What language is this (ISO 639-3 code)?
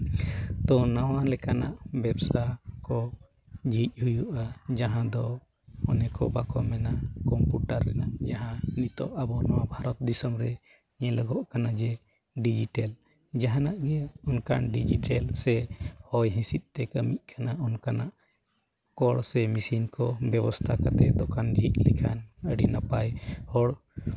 sat